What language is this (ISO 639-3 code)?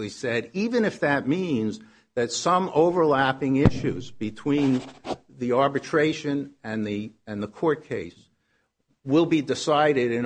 eng